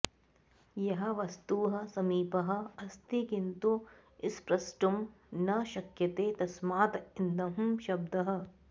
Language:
Sanskrit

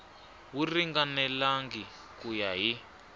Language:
Tsonga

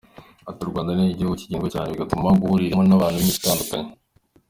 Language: Kinyarwanda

